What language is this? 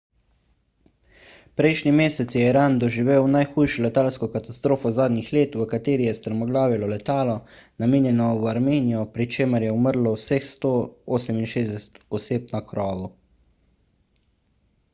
Slovenian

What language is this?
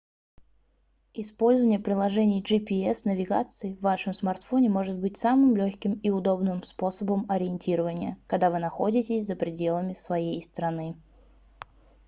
Russian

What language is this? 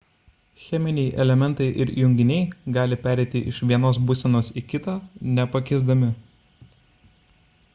Lithuanian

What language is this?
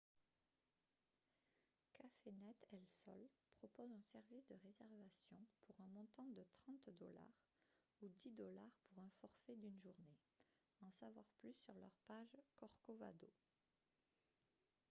French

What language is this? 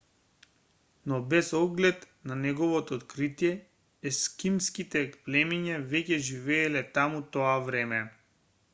Macedonian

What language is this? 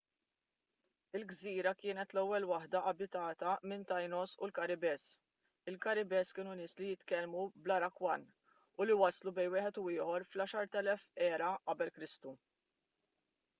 Maltese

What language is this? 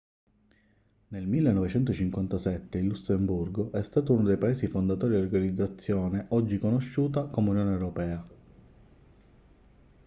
Italian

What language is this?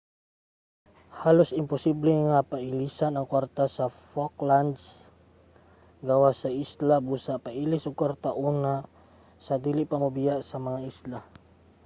Cebuano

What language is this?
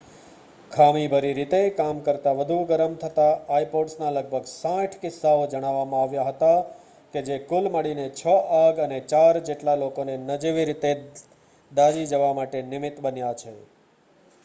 Gujarati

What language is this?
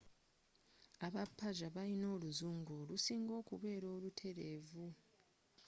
Ganda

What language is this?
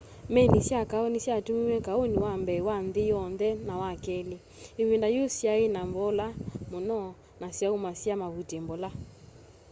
Kamba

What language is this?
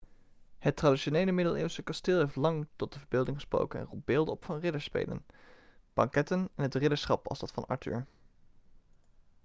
Dutch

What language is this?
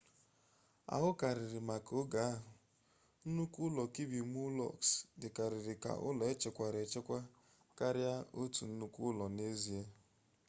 Igbo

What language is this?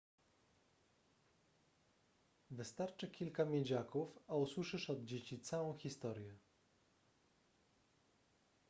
Polish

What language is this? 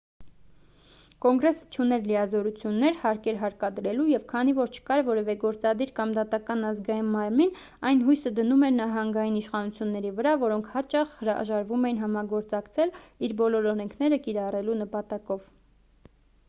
Armenian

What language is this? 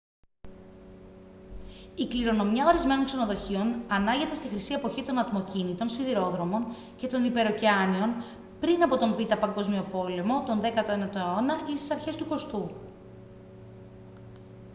Greek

